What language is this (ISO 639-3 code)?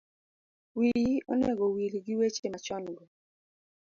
luo